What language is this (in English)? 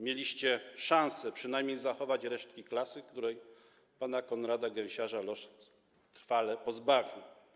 Polish